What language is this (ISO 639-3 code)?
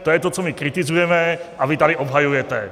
ces